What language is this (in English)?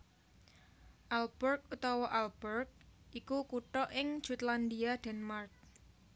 Javanese